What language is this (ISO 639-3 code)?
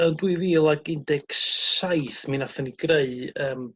cym